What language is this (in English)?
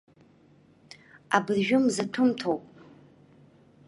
Abkhazian